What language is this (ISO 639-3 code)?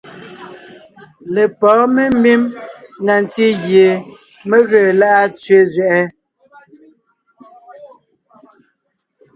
nnh